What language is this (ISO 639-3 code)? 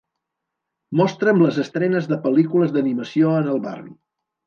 cat